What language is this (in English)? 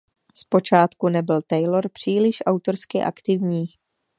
Czech